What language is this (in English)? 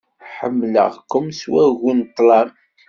Kabyle